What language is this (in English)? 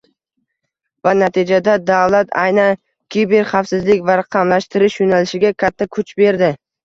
Uzbek